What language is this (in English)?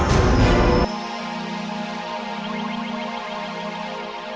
Indonesian